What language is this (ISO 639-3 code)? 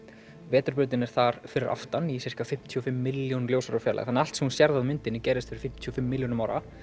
isl